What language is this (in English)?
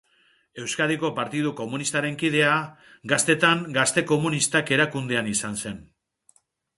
Basque